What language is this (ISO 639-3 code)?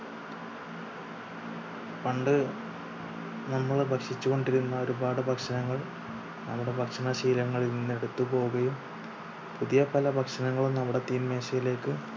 mal